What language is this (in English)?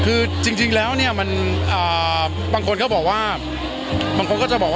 Thai